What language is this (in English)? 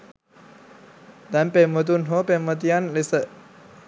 Sinhala